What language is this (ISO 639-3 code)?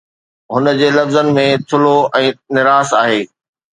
snd